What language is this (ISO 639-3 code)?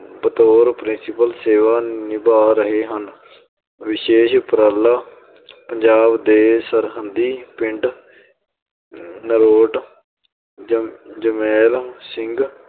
pan